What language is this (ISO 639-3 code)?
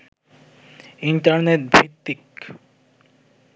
ben